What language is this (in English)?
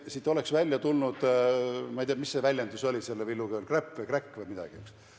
Estonian